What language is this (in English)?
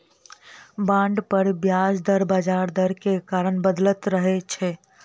Maithili